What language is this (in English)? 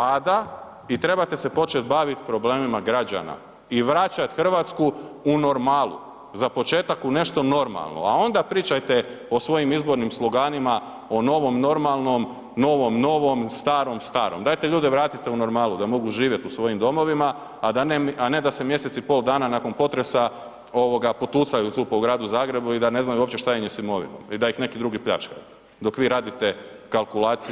Croatian